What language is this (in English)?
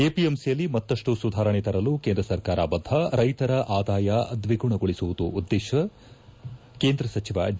Kannada